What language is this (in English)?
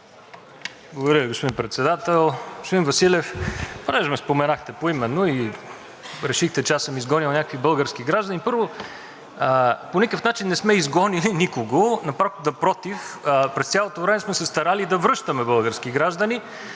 Bulgarian